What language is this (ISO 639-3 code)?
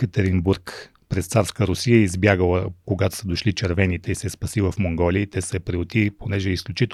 bul